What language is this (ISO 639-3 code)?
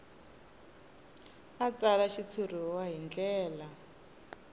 tso